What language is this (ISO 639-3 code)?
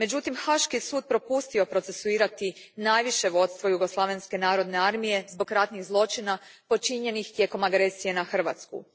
hrv